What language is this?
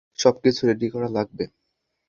Bangla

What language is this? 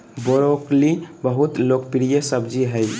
Magahi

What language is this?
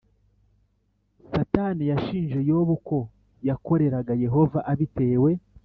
Kinyarwanda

